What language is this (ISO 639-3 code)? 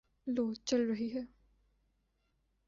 urd